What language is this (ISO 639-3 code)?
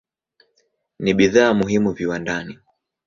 swa